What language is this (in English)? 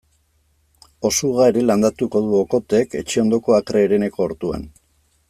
Basque